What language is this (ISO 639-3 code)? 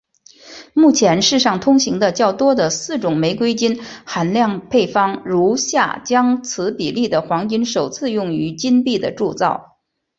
zho